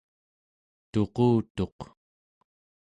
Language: Central Yupik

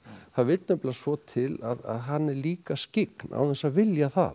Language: Icelandic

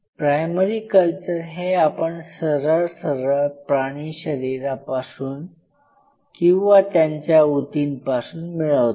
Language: Marathi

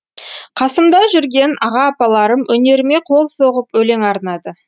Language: Kazakh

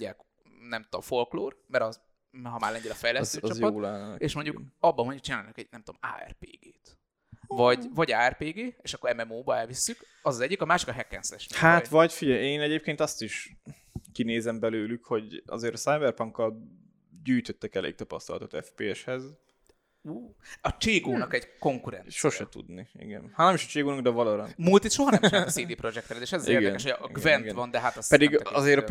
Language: Hungarian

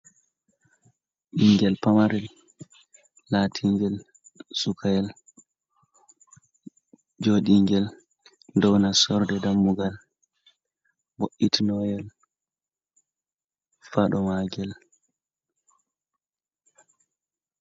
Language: Fula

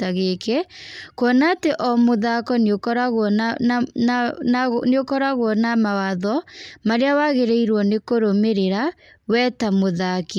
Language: Kikuyu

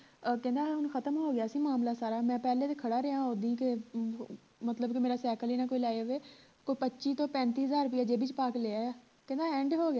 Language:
Punjabi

